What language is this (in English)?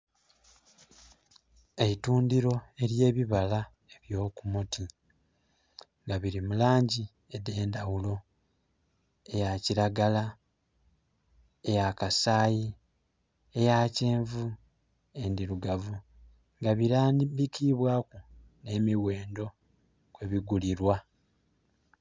Soga